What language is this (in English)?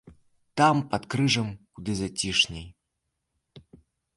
Belarusian